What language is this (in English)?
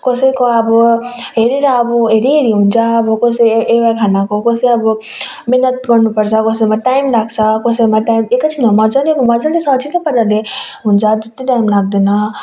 Nepali